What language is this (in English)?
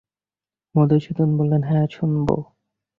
Bangla